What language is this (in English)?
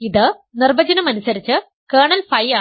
Malayalam